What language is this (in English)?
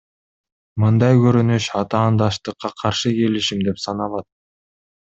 Kyrgyz